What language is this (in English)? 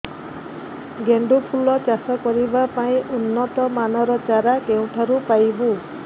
Odia